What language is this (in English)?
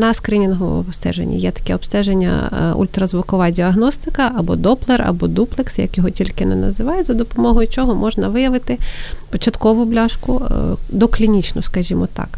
Ukrainian